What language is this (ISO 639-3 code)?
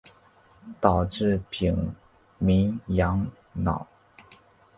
zho